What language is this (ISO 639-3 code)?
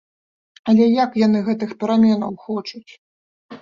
bel